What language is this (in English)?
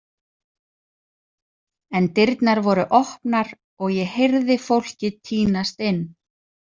Icelandic